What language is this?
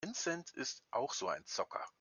German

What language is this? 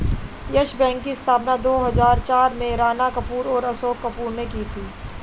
Hindi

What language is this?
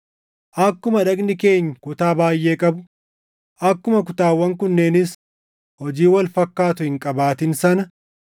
Oromo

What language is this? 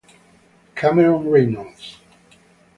Italian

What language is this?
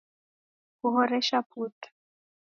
Taita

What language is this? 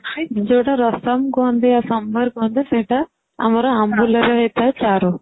Odia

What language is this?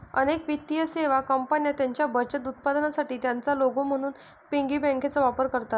Marathi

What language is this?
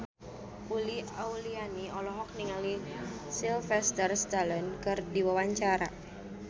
Sundanese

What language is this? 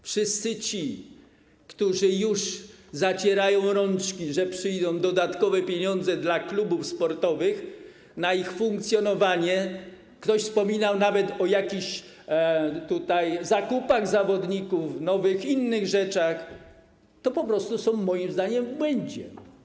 Polish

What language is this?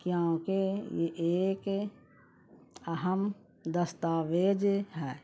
Urdu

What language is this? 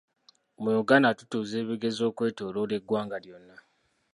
Ganda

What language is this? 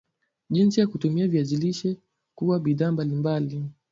Swahili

